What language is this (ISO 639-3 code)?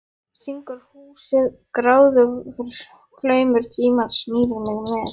isl